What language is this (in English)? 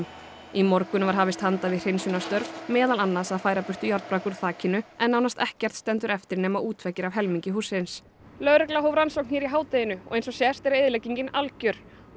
Icelandic